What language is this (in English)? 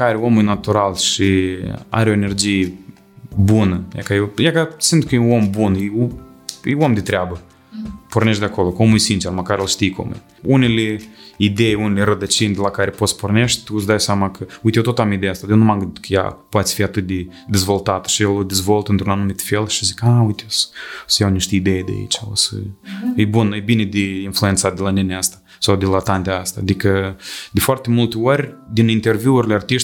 Romanian